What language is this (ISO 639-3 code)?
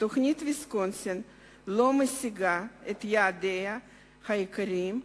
heb